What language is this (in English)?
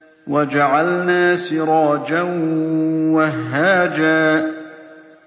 Arabic